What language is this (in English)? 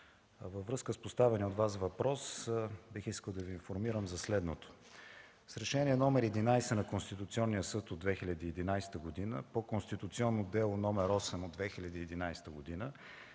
Bulgarian